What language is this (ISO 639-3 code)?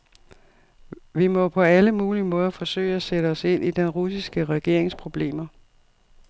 dan